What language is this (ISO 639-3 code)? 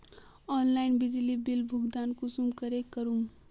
mag